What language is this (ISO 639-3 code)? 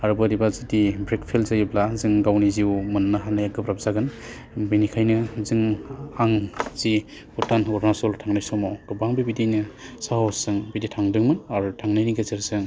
brx